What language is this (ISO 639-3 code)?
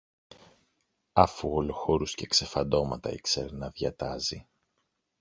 ell